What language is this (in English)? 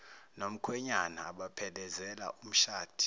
Zulu